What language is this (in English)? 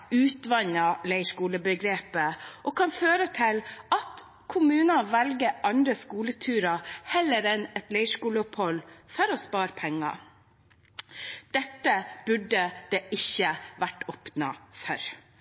Norwegian Bokmål